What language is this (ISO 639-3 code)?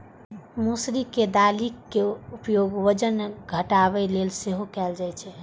mai